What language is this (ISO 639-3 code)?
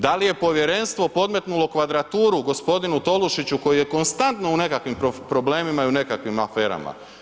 hrv